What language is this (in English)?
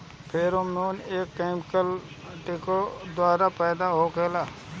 Bhojpuri